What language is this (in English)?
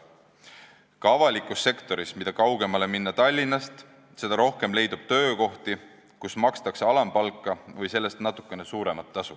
Estonian